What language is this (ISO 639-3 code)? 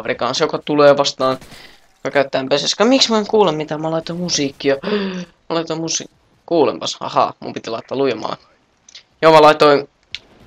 fin